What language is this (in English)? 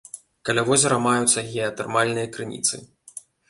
Belarusian